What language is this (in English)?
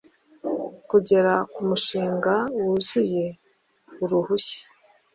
Kinyarwanda